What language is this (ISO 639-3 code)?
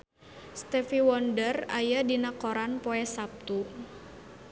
sun